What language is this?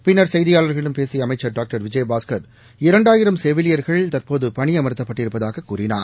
Tamil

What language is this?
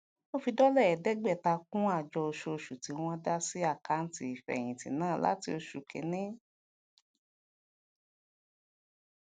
Yoruba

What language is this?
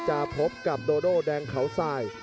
Thai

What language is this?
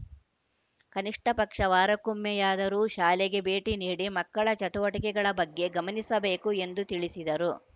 Kannada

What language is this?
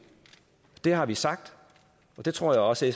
Danish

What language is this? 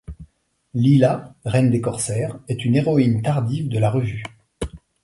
French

